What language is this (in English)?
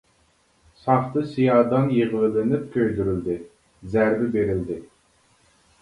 Uyghur